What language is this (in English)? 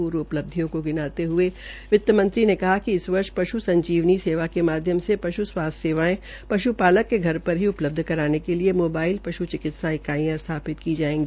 Hindi